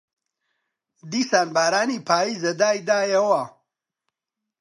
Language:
Central Kurdish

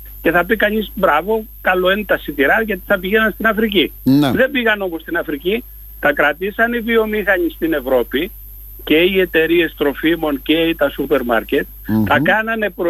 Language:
Greek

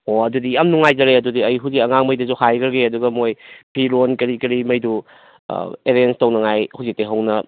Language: Manipuri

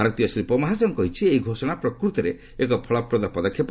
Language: Odia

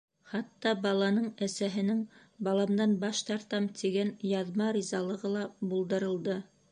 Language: Bashkir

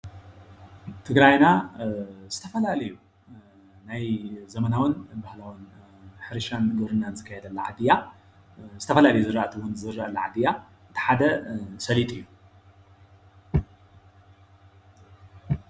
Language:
Tigrinya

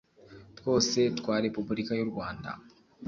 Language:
Kinyarwanda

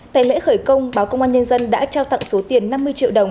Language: Vietnamese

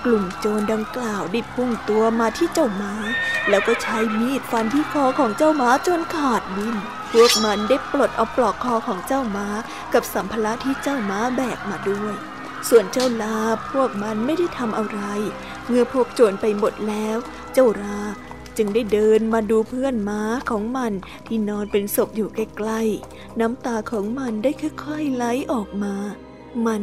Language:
Thai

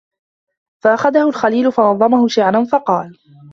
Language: Arabic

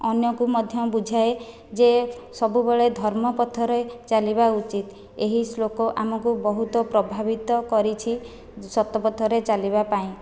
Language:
Odia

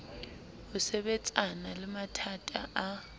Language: Southern Sotho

